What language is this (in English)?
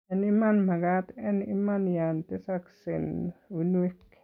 Kalenjin